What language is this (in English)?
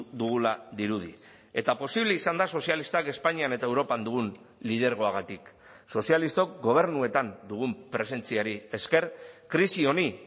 Basque